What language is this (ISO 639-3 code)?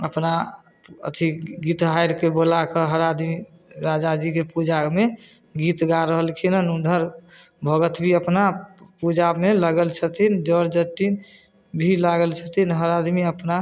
mai